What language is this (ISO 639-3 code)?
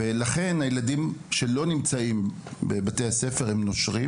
heb